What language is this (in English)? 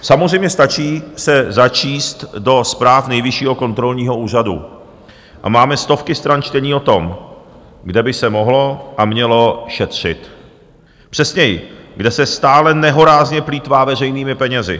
Czech